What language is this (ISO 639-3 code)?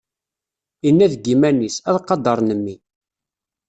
kab